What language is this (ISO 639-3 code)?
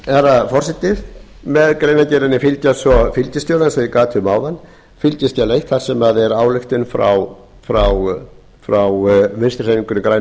isl